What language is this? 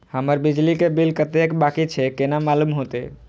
Maithili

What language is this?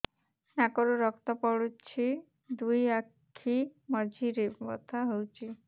Odia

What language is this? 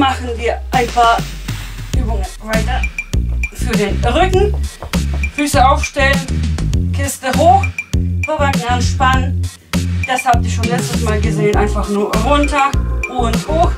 German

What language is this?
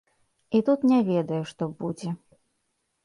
Belarusian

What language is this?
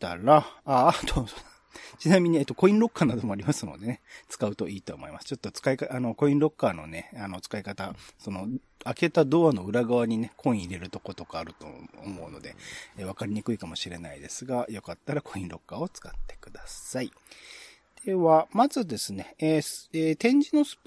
Japanese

